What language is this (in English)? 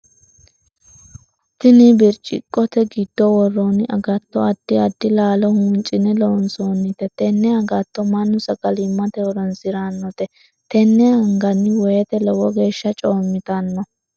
Sidamo